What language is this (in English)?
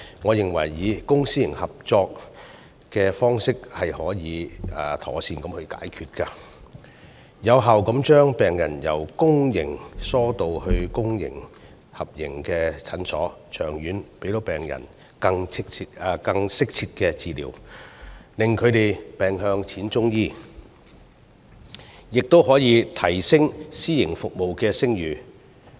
Cantonese